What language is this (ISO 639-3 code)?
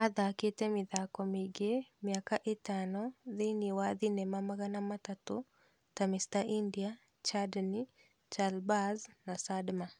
kik